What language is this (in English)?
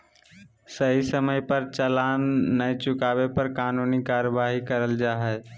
Magahi